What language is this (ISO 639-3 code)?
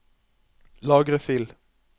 nor